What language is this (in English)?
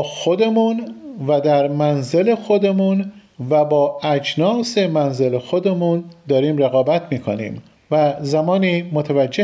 Persian